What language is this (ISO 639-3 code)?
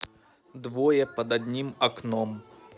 rus